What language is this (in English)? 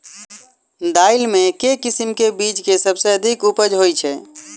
Maithili